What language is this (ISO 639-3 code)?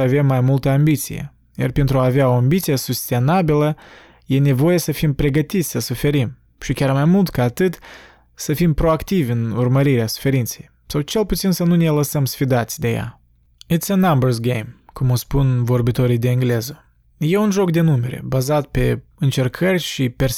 ron